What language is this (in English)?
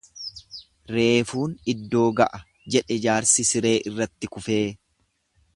Oromo